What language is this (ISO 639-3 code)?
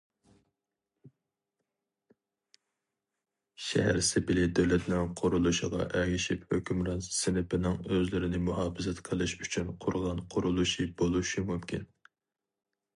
uig